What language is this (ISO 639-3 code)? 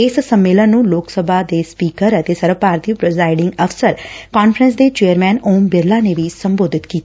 pan